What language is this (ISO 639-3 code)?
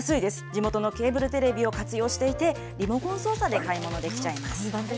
jpn